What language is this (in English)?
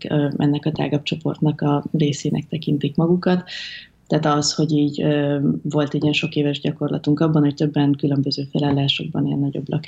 Hungarian